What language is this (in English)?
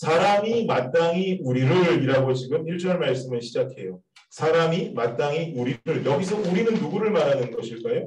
Korean